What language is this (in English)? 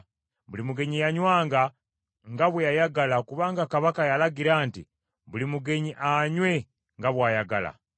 Ganda